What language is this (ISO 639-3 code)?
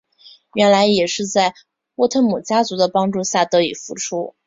zho